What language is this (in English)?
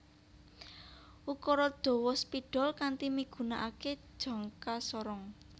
Javanese